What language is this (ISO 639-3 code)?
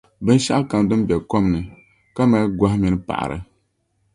dag